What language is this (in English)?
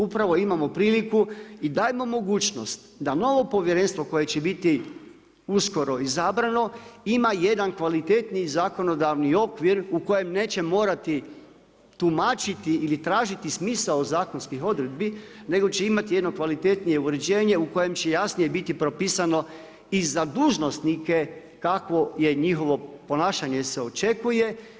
Croatian